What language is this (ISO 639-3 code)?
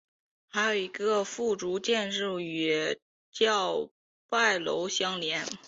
zho